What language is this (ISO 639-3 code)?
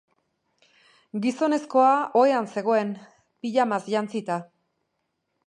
eus